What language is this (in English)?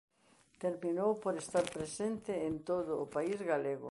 Galician